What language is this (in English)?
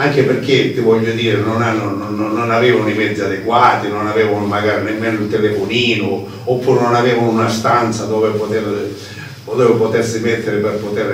Italian